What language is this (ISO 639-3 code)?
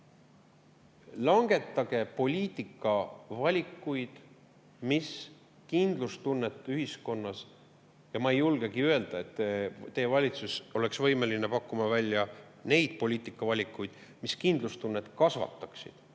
est